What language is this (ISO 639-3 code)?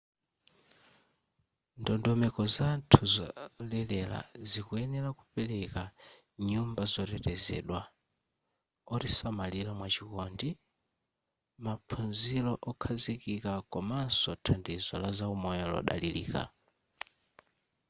nya